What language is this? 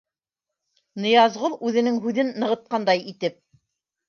Bashkir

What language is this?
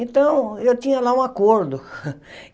Portuguese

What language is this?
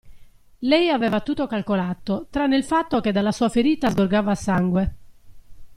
Italian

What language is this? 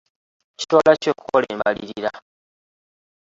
Ganda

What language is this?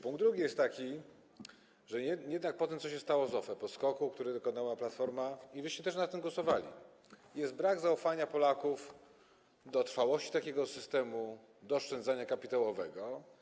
Polish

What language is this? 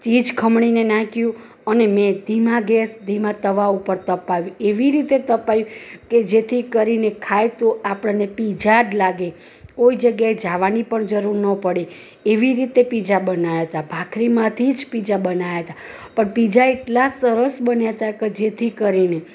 Gujarati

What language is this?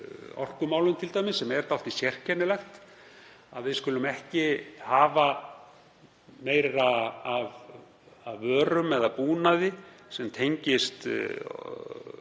Icelandic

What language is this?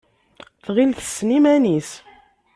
Kabyle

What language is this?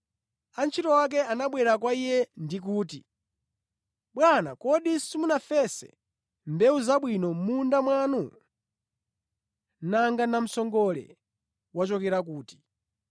Nyanja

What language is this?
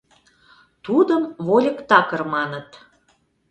Mari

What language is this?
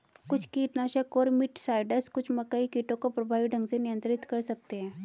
Hindi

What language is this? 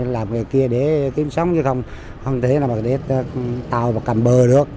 Vietnamese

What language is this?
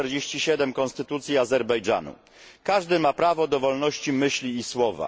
Polish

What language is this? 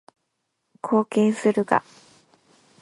Japanese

